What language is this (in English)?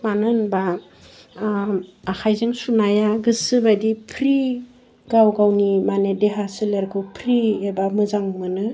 Bodo